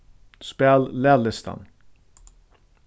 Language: Faroese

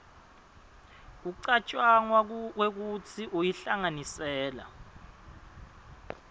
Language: Swati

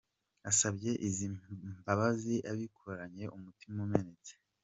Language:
Kinyarwanda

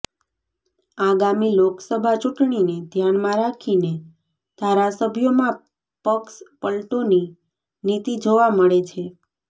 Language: Gujarati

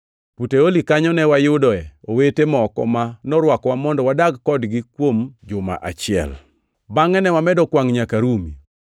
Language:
Luo (Kenya and Tanzania)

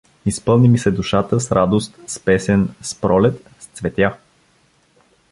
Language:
Bulgarian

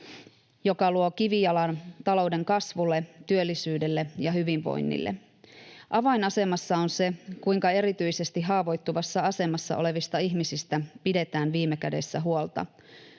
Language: Finnish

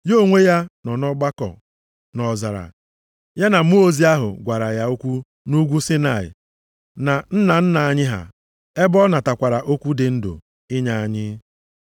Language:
Igbo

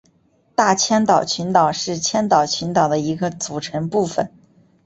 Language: Chinese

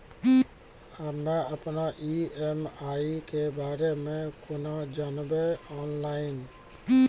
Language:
Maithili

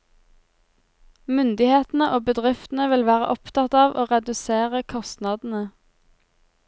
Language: Norwegian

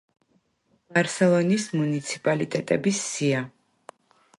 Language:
Georgian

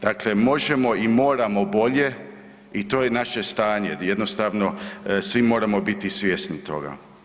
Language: Croatian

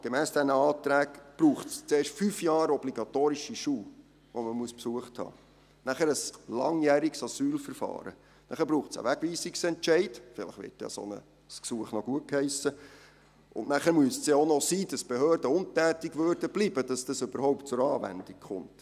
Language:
Swiss German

